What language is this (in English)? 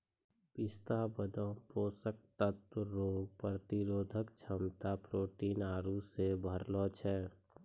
Maithili